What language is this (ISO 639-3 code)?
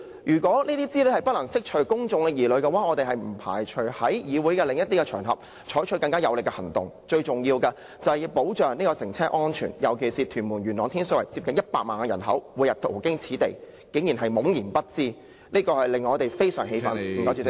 yue